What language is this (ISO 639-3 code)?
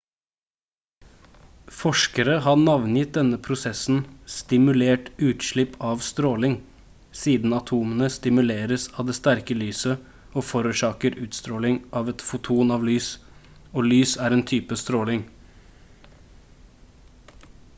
nob